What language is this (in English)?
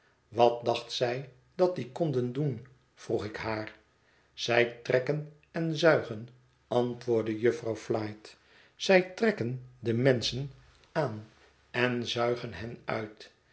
Dutch